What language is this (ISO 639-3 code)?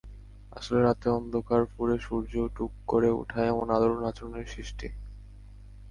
ben